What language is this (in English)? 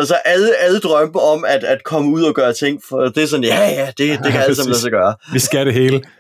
Danish